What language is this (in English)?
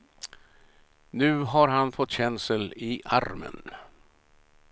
Swedish